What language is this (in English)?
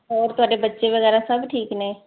Punjabi